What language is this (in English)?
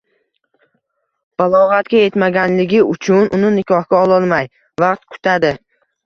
Uzbek